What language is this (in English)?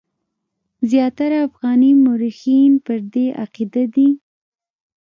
Pashto